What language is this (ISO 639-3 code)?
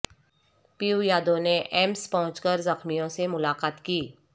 urd